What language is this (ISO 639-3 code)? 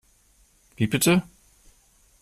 deu